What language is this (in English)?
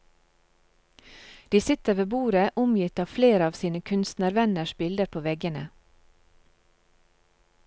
Norwegian